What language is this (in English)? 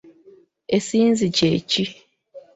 Ganda